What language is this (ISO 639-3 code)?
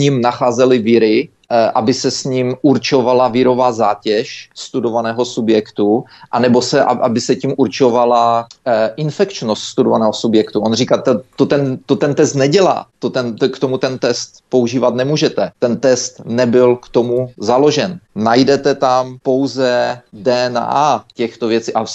ces